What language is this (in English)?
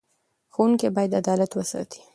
Pashto